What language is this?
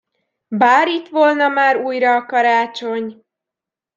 Hungarian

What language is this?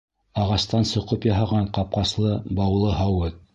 Bashkir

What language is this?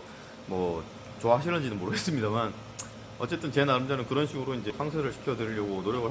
Korean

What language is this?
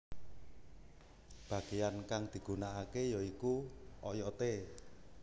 Javanese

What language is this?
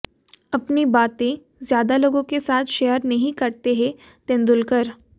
Hindi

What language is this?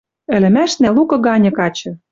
Western Mari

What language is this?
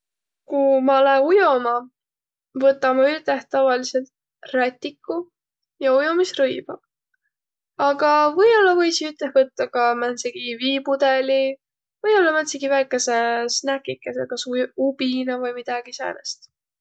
Võro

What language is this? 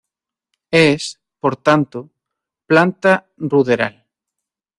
Spanish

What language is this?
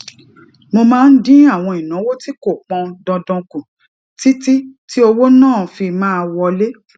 Yoruba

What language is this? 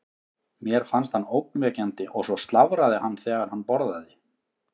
Icelandic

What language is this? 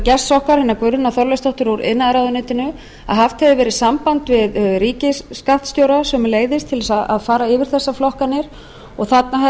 Icelandic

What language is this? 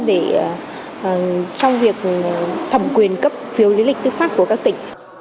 Vietnamese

